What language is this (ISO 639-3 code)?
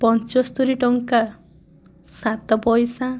ori